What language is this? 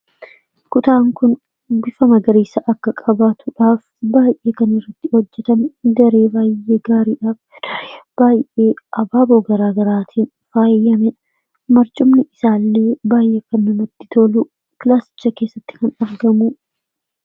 Oromo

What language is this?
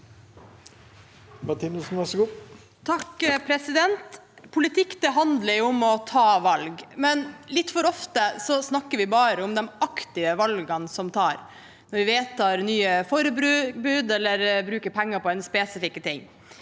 Norwegian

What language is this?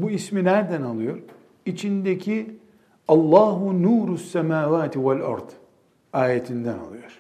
Turkish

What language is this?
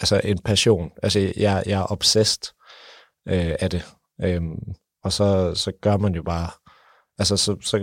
Danish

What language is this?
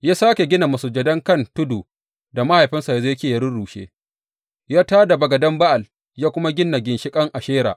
Hausa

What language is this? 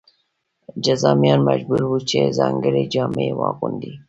Pashto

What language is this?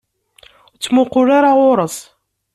Kabyle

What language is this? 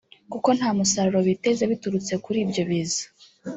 Kinyarwanda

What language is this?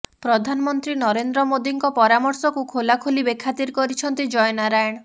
Odia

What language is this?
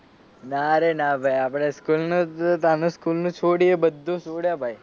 Gujarati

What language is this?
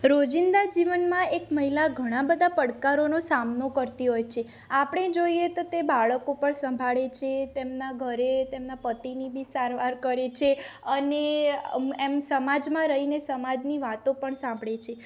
Gujarati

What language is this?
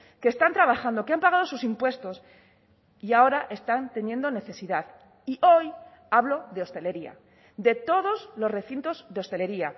Spanish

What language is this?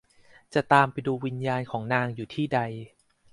Thai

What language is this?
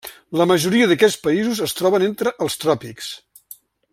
Catalan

